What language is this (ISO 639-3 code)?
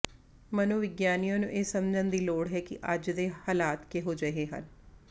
pan